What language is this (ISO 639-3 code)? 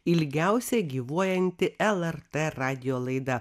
lit